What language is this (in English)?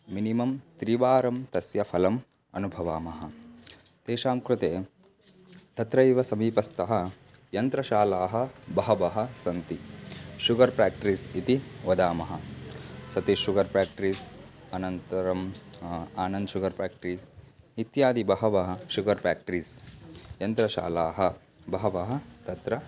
Sanskrit